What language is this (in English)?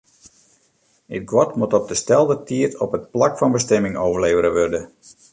Western Frisian